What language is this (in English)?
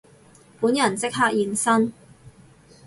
Cantonese